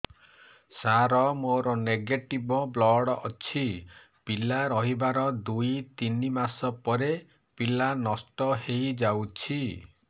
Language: Odia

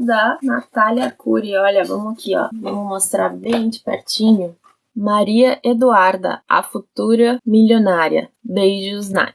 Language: Portuguese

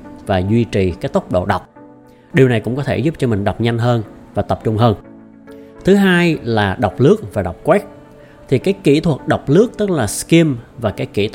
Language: Vietnamese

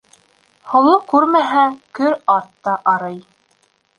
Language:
Bashkir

